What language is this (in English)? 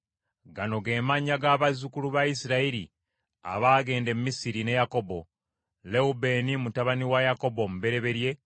Ganda